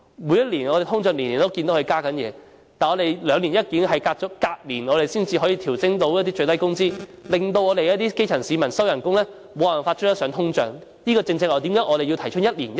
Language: Cantonese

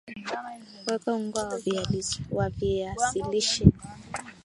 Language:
Swahili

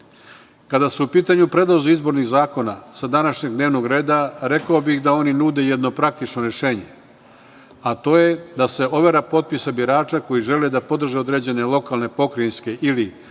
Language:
Serbian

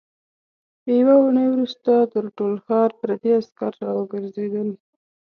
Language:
Pashto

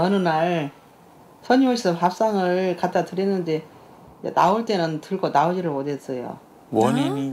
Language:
Korean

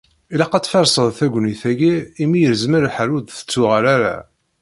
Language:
Kabyle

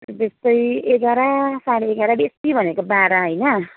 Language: Nepali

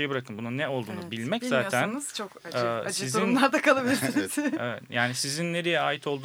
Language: Turkish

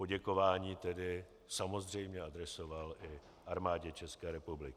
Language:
Czech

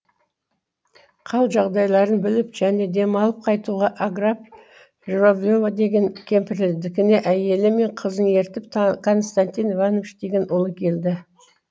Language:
Kazakh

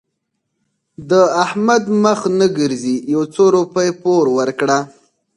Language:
Pashto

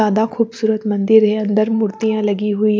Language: Hindi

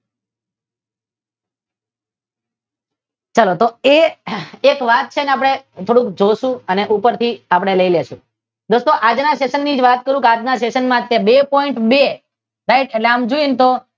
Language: Gujarati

